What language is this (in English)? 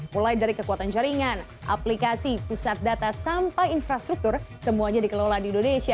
Indonesian